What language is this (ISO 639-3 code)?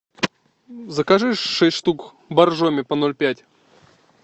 rus